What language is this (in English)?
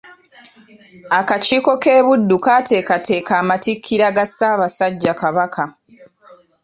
Ganda